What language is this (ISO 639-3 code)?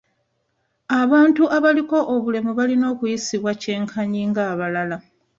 lug